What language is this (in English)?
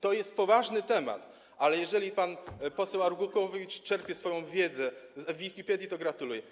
Polish